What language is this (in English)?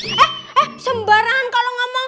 Indonesian